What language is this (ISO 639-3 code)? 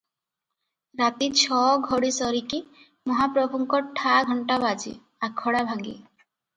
ori